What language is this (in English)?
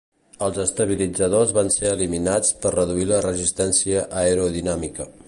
Catalan